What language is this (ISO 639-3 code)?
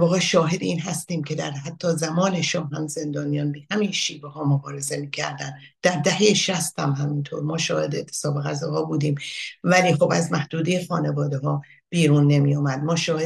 fas